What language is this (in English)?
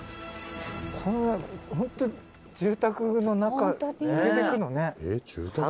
Japanese